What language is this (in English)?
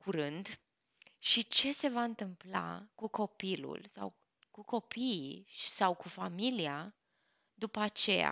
Romanian